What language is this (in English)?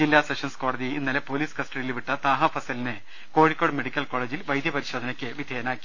Malayalam